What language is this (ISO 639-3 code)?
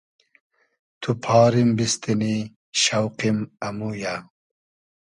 haz